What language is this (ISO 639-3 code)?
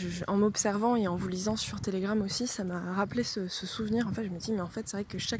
fra